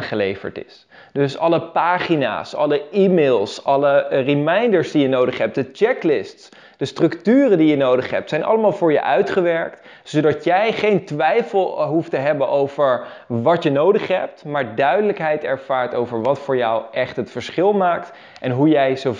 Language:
Dutch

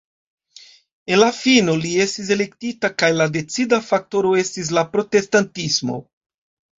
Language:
Esperanto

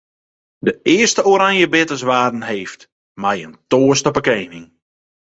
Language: Western Frisian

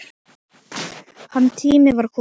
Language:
Icelandic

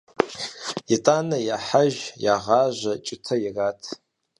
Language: Kabardian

